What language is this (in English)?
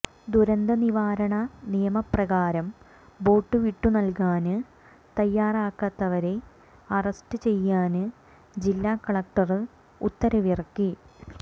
Malayalam